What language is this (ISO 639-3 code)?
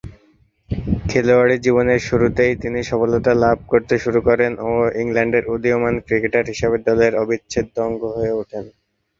ben